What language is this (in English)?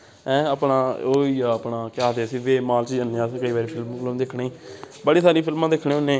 Dogri